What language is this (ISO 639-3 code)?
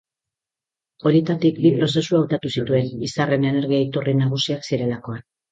eus